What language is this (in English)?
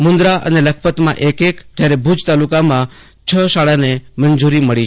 Gujarati